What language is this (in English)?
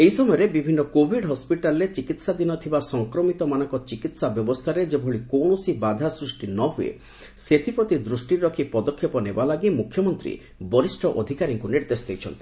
Odia